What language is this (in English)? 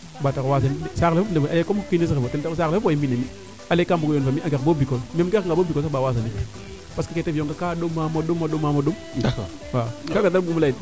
Serer